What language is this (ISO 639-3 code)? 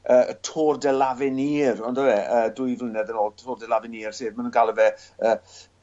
cym